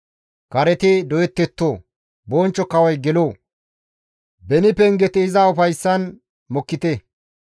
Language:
Gamo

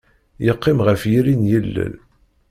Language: Kabyle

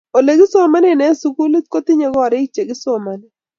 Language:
Kalenjin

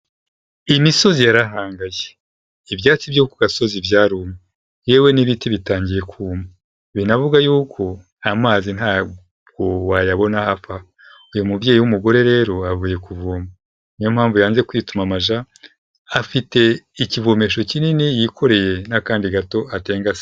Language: Kinyarwanda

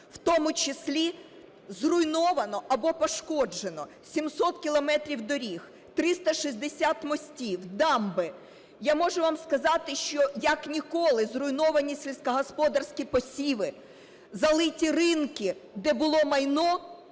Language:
Ukrainian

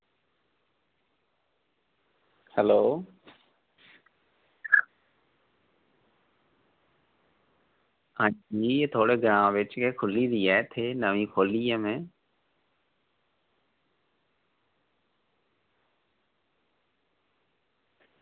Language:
Dogri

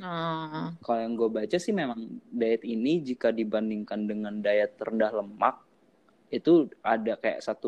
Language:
Indonesian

